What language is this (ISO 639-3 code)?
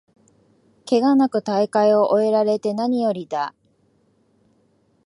jpn